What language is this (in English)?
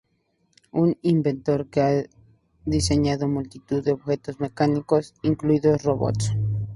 Spanish